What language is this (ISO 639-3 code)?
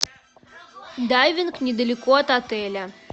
rus